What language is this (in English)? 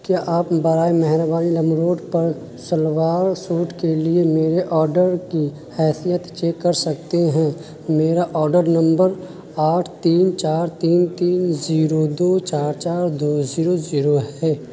Urdu